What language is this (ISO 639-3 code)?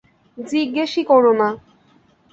ben